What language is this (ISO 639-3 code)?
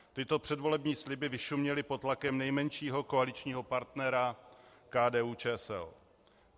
ces